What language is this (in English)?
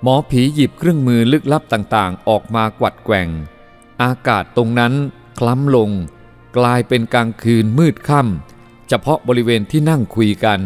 Thai